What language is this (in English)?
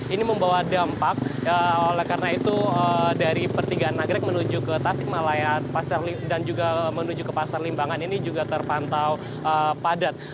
Indonesian